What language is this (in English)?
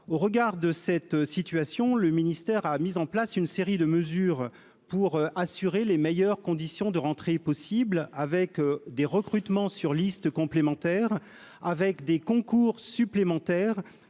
French